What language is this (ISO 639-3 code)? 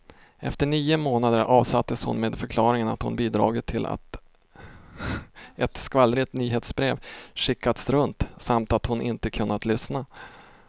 swe